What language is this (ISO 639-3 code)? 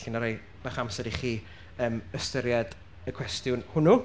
cym